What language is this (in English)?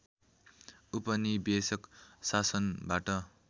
Nepali